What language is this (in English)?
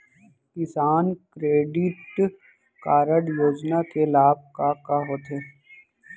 Chhattisgarhi